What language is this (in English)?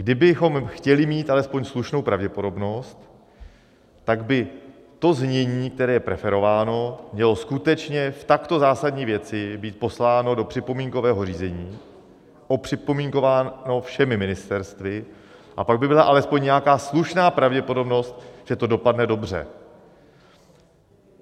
Czech